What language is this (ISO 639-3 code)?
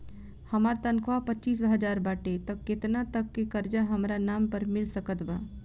bho